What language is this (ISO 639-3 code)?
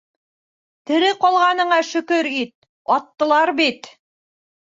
bak